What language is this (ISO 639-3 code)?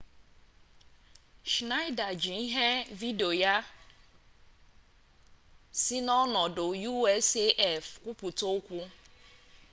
ibo